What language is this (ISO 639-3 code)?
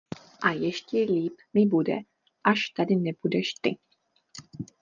ces